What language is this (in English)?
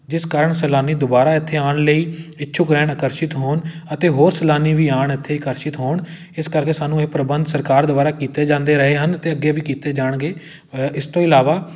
Punjabi